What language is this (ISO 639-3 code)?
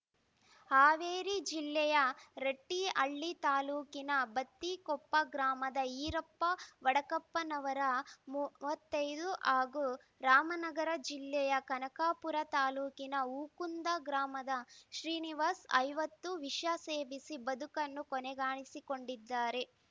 kan